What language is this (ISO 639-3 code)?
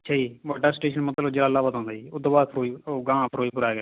pan